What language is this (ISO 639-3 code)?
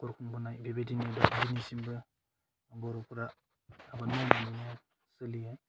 brx